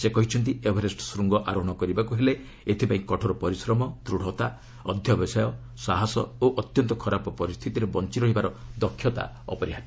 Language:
Odia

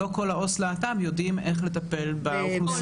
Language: Hebrew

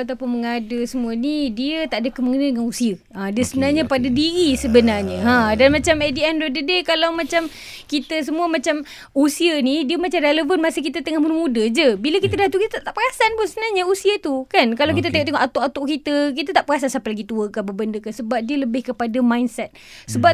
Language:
Malay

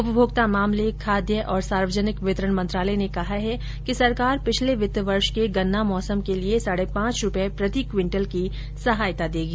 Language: Hindi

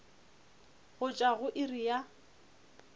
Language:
Northern Sotho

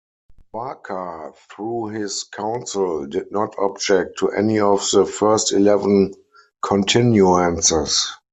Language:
English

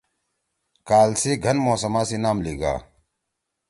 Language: Torwali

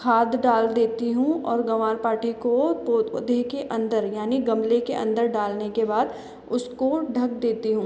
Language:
Hindi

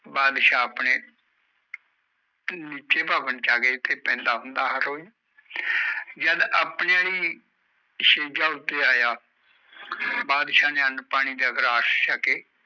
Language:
Punjabi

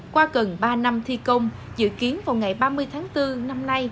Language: Vietnamese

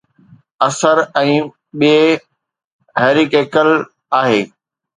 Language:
Sindhi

